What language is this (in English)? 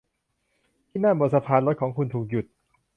Thai